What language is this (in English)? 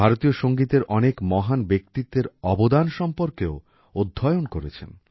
Bangla